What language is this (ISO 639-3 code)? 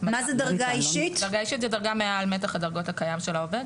heb